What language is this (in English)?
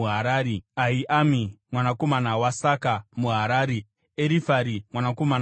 Shona